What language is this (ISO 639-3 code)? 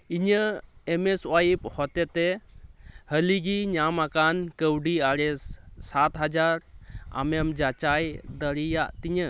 sat